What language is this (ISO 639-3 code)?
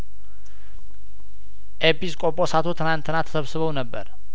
amh